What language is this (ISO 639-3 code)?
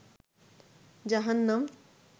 ben